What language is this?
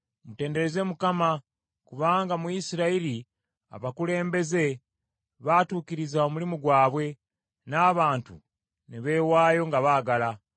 Ganda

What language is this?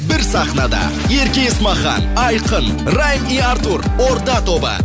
Kazakh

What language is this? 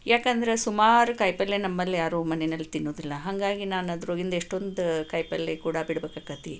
Kannada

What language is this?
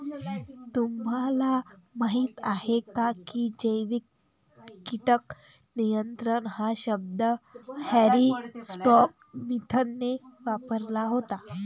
Marathi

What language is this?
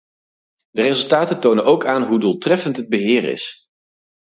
Dutch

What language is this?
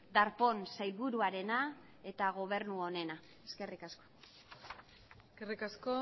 Basque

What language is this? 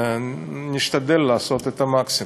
Hebrew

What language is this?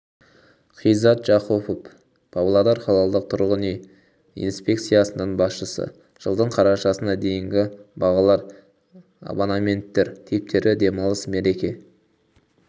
Kazakh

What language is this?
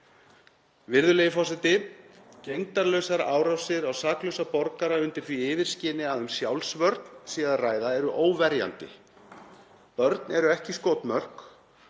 Icelandic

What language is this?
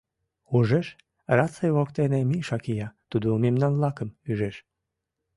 Mari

